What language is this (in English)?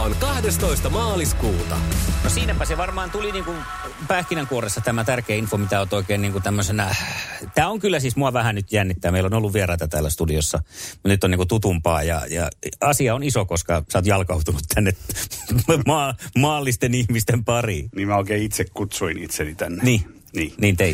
Finnish